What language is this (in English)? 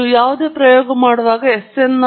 Kannada